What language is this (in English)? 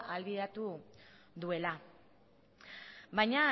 Basque